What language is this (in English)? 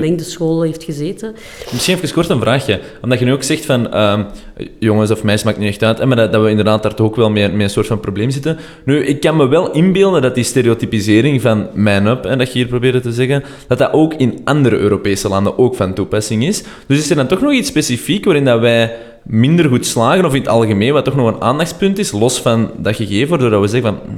Dutch